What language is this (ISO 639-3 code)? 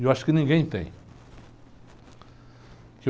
por